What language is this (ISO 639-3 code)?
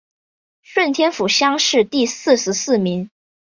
zho